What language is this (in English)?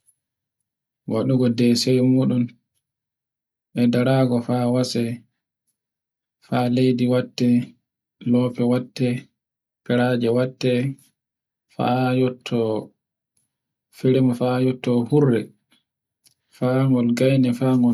Borgu Fulfulde